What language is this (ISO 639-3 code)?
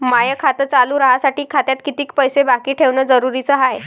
mar